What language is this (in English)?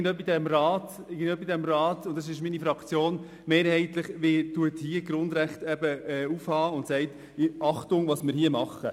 Swiss German